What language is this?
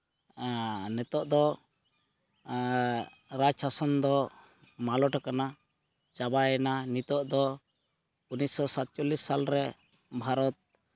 Santali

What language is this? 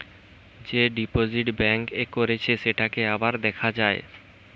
Bangla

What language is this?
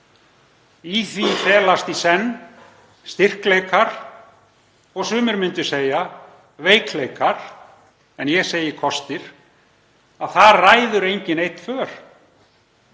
Icelandic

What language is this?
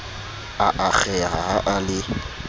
Southern Sotho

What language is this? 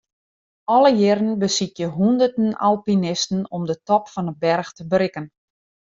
Western Frisian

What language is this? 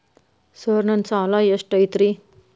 Kannada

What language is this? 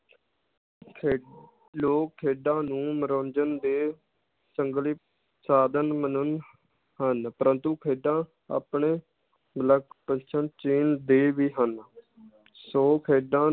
Punjabi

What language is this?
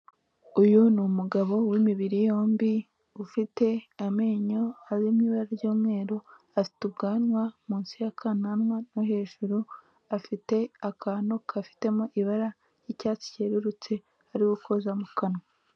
Kinyarwanda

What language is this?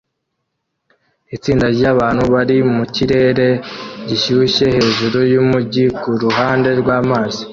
Kinyarwanda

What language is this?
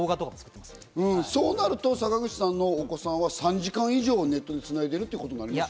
Japanese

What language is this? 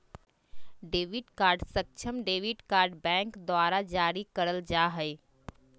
Magahi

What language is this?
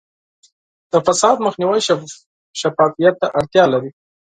Pashto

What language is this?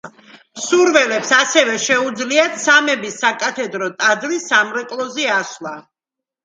Georgian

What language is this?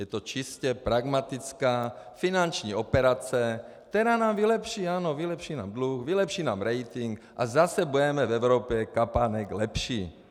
Czech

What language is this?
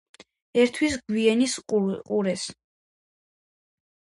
Georgian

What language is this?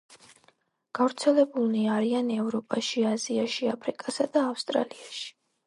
Georgian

